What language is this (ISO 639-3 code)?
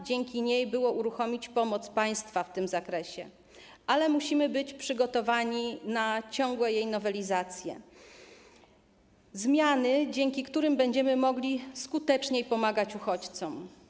pol